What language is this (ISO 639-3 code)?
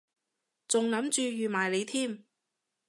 yue